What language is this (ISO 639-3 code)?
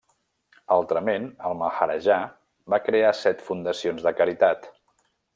cat